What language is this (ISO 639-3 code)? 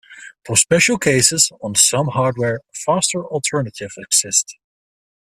eng